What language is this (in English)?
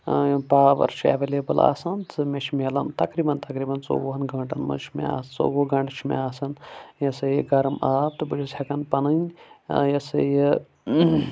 Kashmiri